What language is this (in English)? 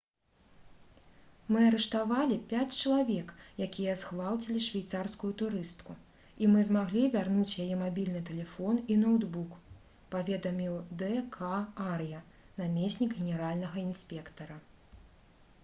Belarusian